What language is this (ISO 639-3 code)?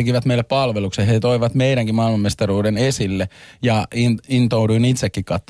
fin